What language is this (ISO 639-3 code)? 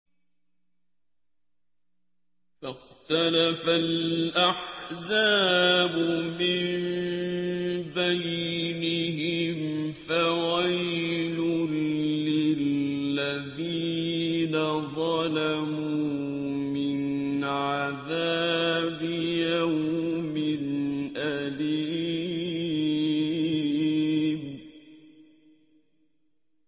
ara